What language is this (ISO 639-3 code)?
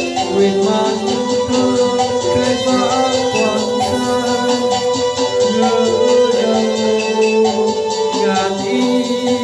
vie